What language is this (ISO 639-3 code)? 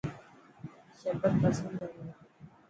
mki